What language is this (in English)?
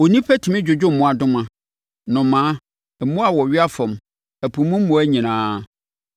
Akan